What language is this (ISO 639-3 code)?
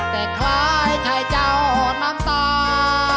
tha